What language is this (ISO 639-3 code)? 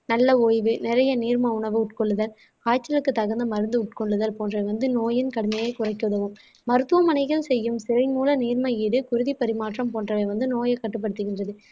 tam